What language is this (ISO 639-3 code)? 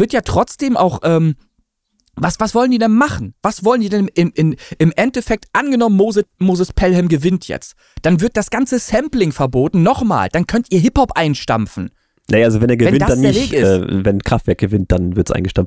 deu